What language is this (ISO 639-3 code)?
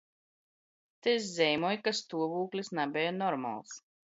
ltg